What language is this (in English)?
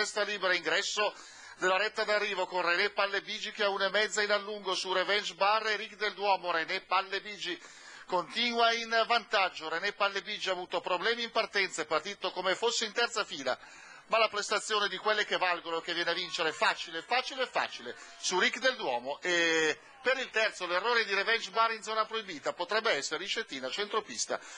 Italian